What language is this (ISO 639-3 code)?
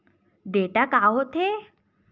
hne